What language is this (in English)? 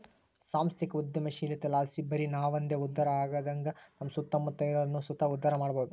Kannada